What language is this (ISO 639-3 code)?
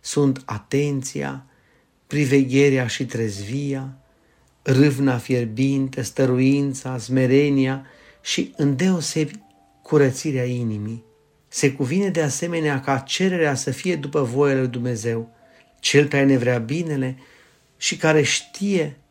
ron